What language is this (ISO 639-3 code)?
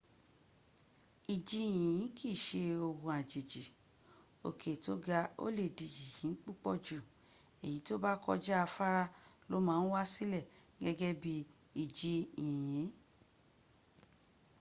yor